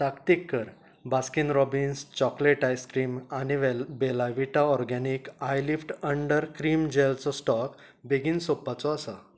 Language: Konkani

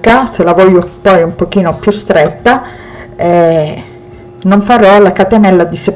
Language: Italian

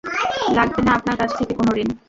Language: Bangla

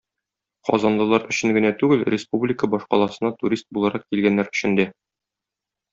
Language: Tatar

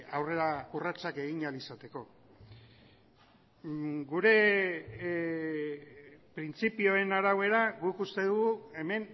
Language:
Basque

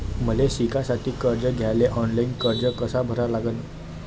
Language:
Marathi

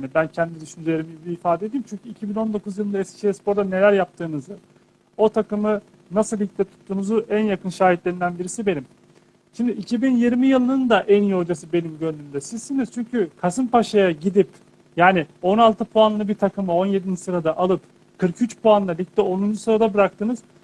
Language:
Turkish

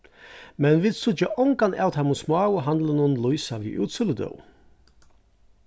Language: Faroese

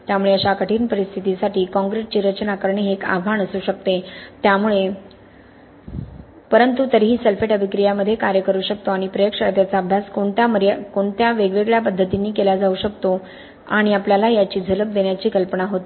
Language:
Marathi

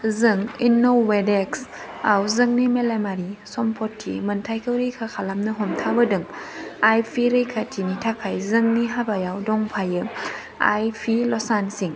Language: Bodo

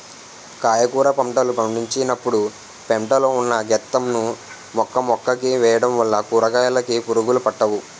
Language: Telugu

